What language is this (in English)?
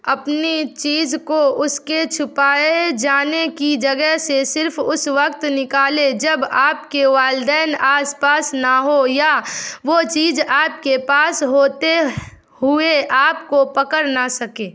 Urdu